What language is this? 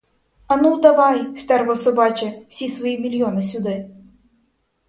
Ukrainian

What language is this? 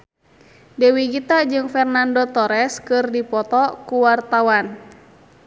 Sundanese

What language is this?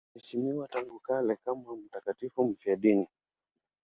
Swahili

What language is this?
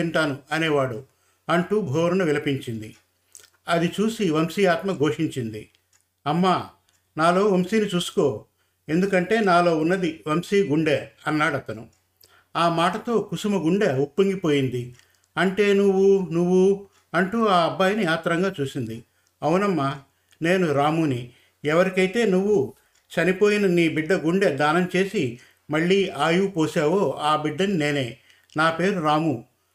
Telugu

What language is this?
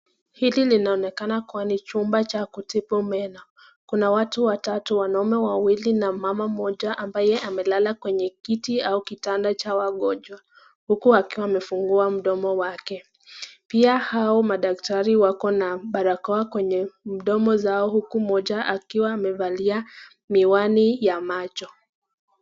Swahili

